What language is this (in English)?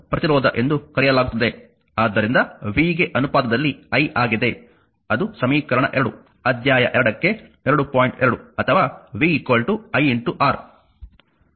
Kannada